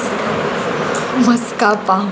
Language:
Konkani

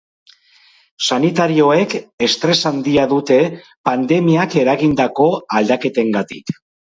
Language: Basque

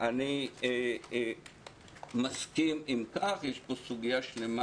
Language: Hebrew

